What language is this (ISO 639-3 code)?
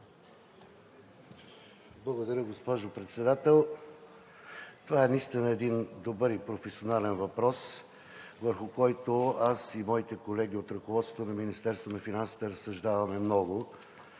bul